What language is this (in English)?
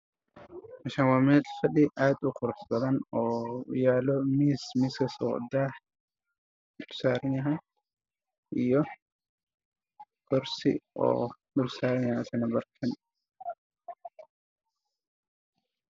Somali